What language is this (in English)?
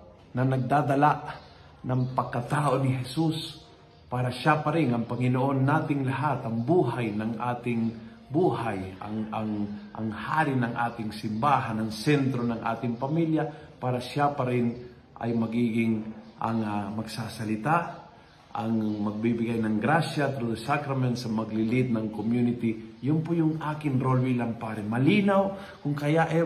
Filipino